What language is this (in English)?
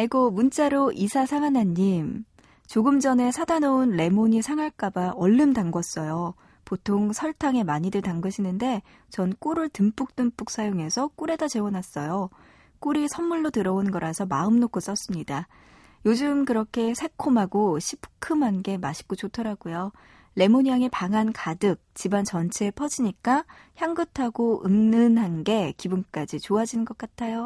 Korean